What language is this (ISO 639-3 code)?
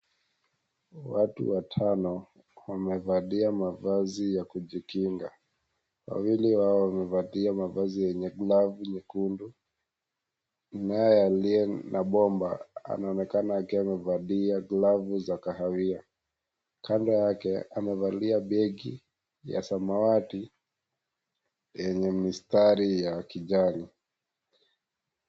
swa